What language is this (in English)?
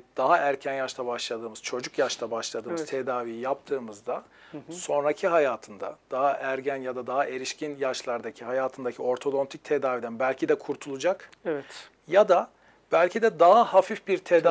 Turkish